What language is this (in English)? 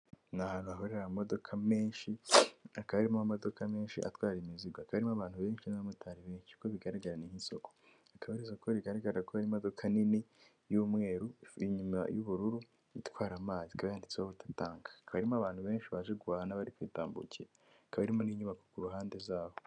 Kinyarwanda